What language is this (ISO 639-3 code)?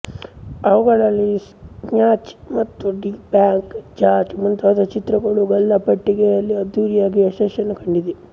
kan